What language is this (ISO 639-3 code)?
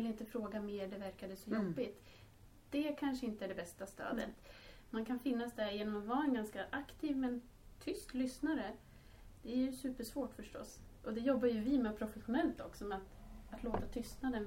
swe